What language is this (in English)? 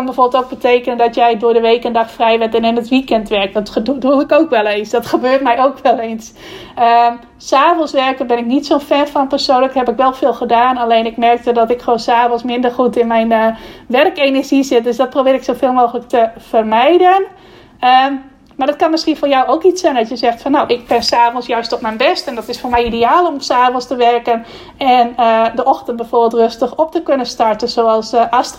Dutch